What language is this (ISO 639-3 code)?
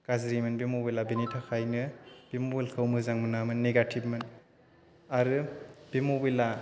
brx